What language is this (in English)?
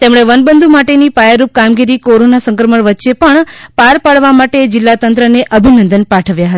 Gujarati